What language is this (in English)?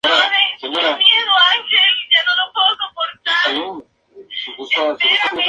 Spanish